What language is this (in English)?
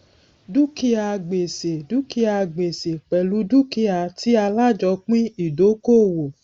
Yoruba